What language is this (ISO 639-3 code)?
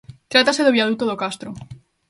glg